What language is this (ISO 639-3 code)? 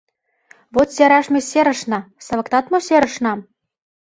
chm